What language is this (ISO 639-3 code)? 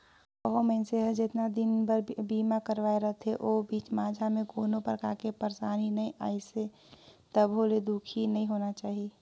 hne